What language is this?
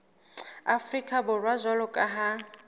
Southern Sotho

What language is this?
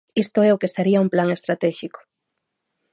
Galician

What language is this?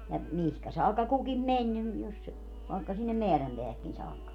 Finnish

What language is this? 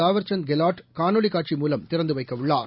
Tamil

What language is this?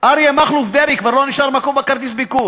Hebrew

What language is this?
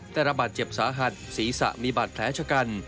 Thai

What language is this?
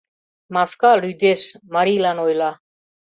Mari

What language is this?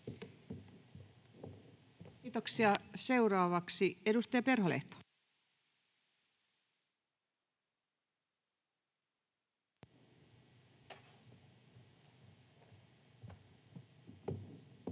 Finnish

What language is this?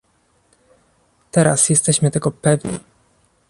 Polish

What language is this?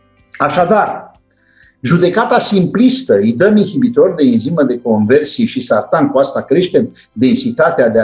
Romanian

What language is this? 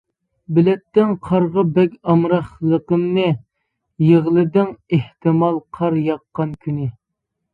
Uyghur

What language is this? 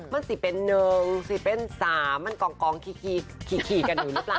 Thai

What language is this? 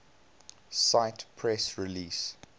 English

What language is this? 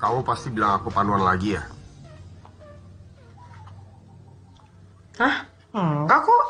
Indonesian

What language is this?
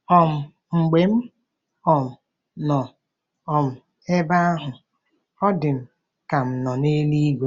Igbo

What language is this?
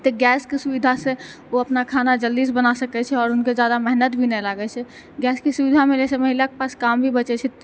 Maithili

